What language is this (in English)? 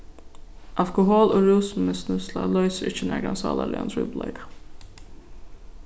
Faroese